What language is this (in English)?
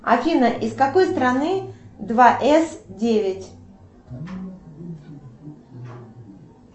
Russian